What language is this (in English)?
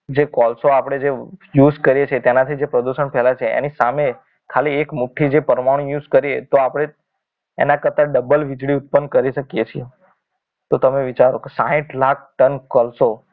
Gujarati